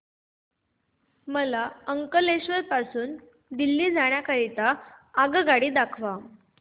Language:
Marathi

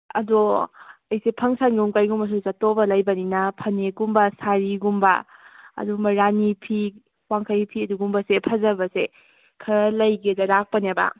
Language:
Manipuri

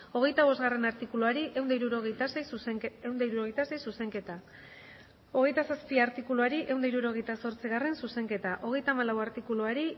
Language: Basque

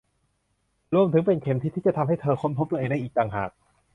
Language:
Thai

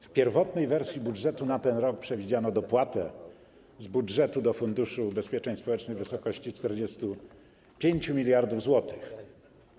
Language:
Polish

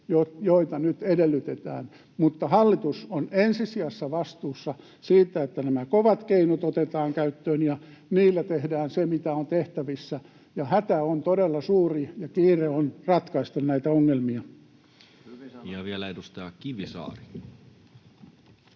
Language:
Finnish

